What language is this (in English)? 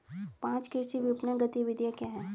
Hindi